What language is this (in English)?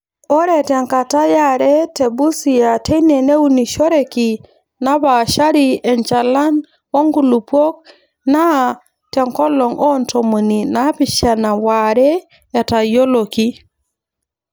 Masai